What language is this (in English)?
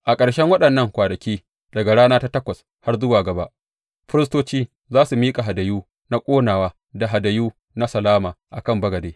Hausa